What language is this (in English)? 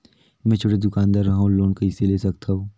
Chhattisgarhi